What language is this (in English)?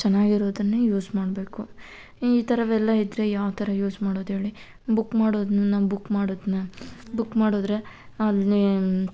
Kannada